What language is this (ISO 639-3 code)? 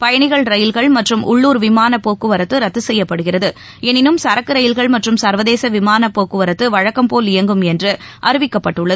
tam